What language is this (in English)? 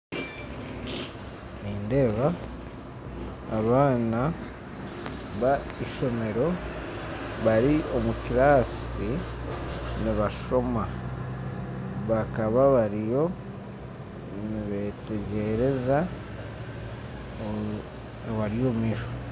Nyankole